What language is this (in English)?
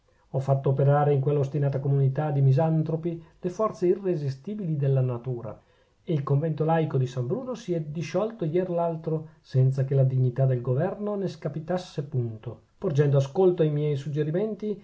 Italian